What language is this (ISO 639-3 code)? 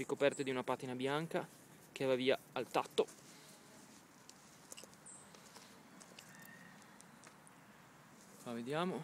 ita